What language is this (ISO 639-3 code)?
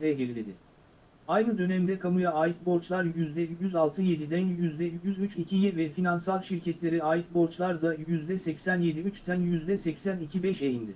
tur